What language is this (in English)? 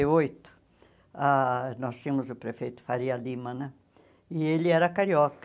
Portuguese